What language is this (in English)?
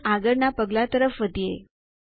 Gujarati